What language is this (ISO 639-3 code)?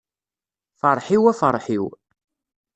kab